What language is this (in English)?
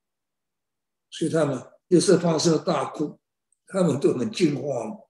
Chinese